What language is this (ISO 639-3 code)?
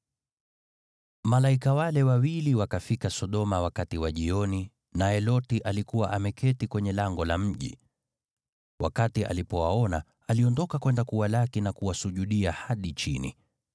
swa